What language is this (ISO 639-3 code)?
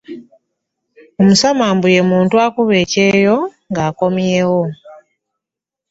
lug